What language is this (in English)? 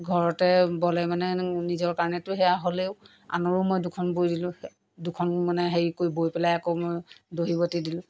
Assamese